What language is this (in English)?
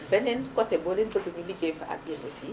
Wolof